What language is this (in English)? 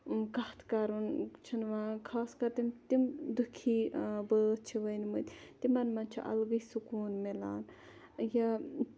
Kashmiri